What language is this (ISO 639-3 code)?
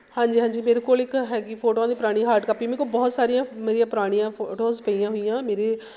pan